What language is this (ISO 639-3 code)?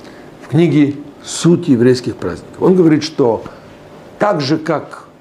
rus